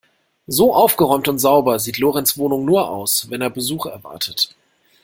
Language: German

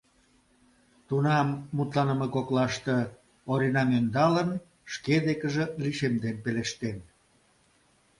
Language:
Mari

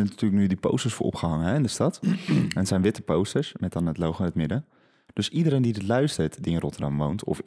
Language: Dutch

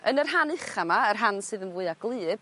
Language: Welsh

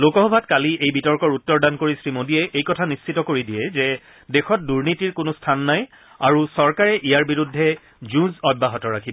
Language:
Assamese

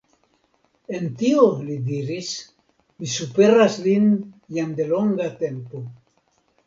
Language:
Esperanto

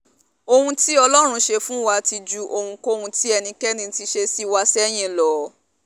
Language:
Yoruba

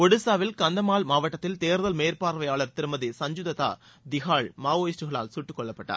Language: Tamil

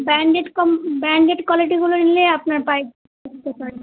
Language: Bangla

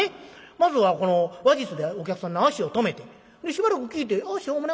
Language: Japanese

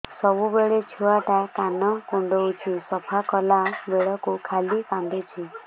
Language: Odia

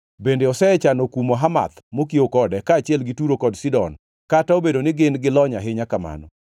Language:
Luo (Kenya and Tanzania)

